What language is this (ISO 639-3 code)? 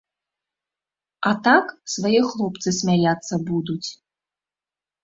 bel